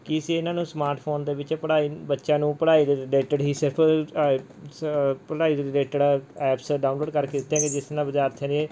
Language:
Punjabi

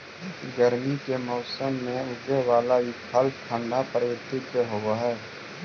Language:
Magahi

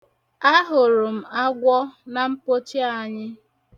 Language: Igbo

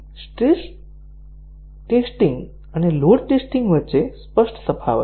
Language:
Gujarati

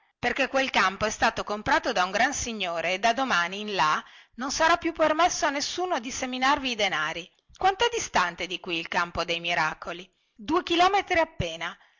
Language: Italian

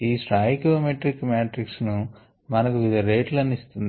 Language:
Telugu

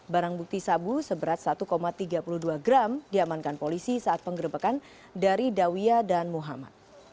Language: Indonesian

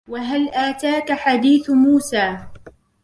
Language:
Arabic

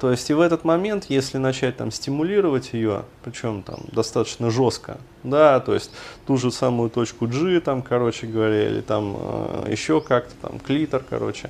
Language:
Russian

